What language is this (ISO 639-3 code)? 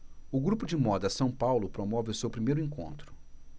por